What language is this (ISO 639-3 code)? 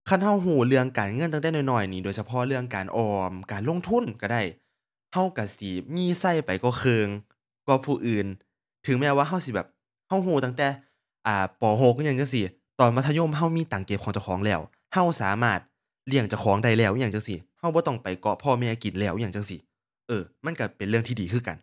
tha